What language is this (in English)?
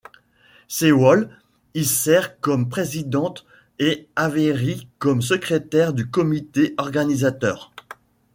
French